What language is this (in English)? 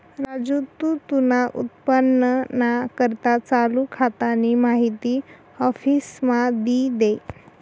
Marathi